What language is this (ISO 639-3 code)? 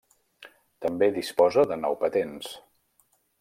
cat